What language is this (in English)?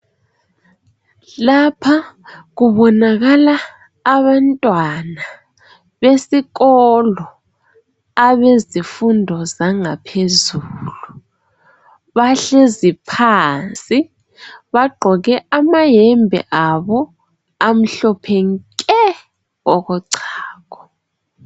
North Ndebele